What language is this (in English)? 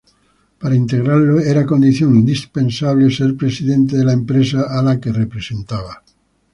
Spanish